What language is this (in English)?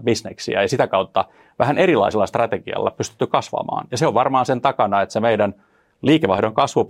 Finnish